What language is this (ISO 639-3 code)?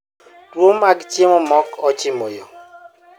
luo